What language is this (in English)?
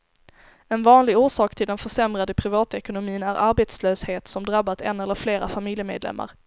Swedish